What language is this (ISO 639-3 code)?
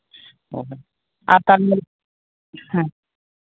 sat